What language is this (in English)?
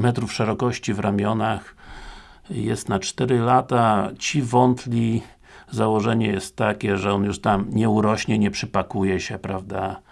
Polish